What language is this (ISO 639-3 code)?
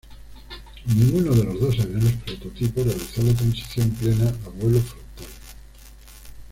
spa